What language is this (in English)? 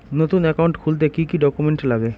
Bangla